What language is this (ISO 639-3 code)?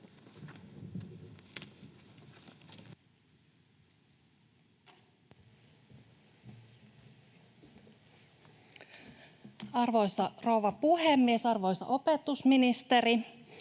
fin